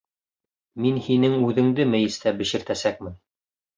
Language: Bashkir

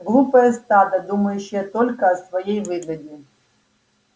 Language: Russian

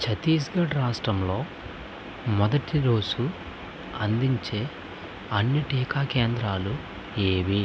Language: Telugu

